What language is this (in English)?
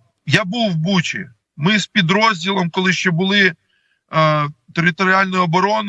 Ukrainian